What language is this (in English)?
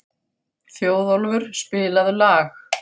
Icelandic